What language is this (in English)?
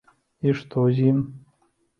Belarusian